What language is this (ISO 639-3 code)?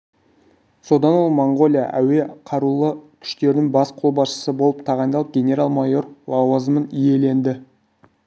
kaz